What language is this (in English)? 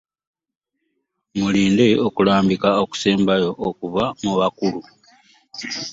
Ganda